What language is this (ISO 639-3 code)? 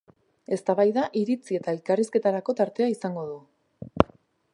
eus